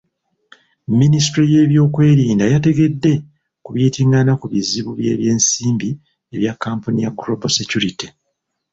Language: Ganda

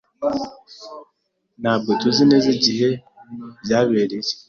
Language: Kinyarwanda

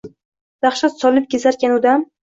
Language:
Uzbek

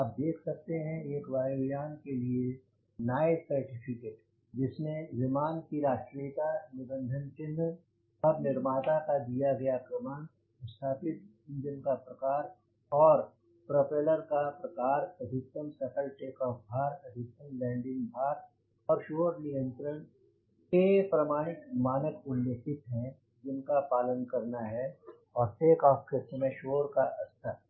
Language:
Hindi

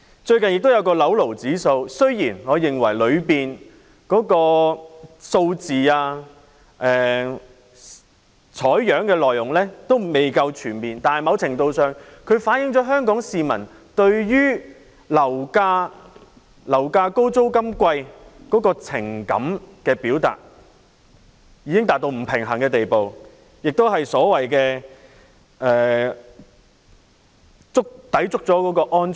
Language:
Cantonese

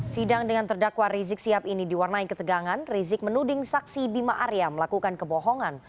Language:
Indonesian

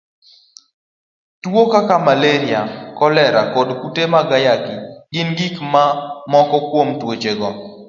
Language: Luo (Kenya and Tanzania)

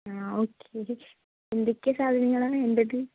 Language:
Malayalam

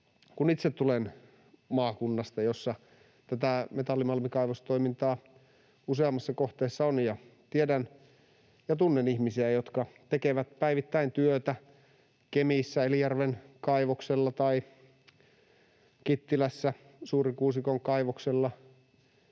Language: Finnish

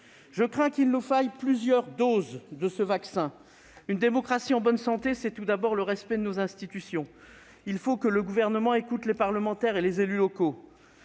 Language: French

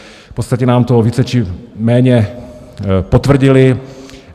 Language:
Czech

